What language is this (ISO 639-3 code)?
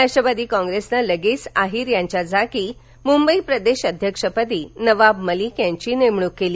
mar